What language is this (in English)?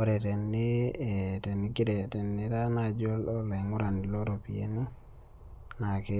Masai